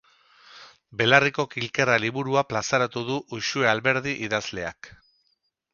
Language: Basque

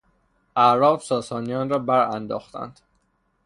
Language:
Persian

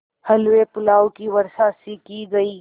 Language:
Hindi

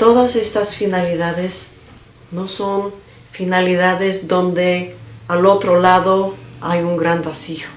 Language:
Spanish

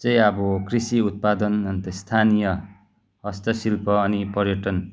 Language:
Nepali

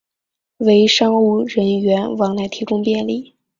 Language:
Chinese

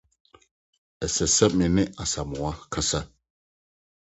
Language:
Akan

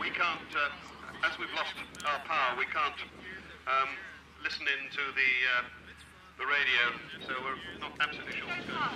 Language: English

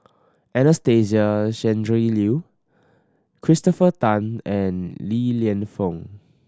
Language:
English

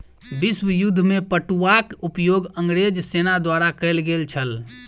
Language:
Maithili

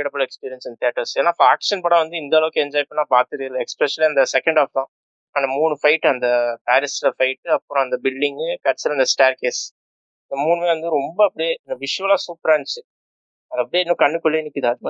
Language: Tamil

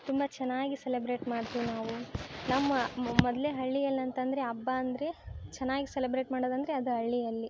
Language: Kannada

